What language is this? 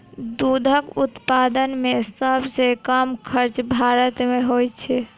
Maithili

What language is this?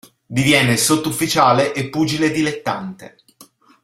Italian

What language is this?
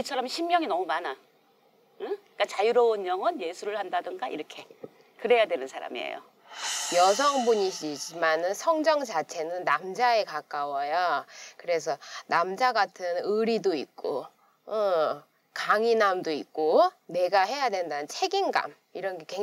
Korean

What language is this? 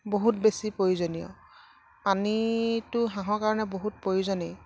Assamese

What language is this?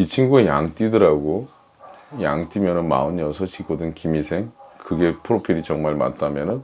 Korean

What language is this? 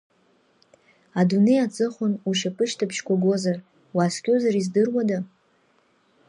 Abkhazian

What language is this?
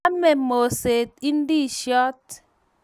Kalenjin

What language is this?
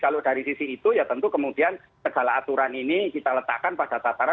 Indonesian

